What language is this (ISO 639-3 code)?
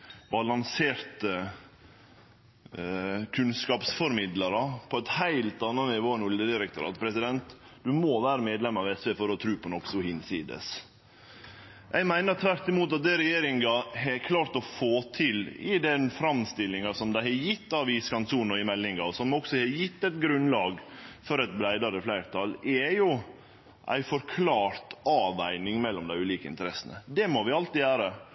nno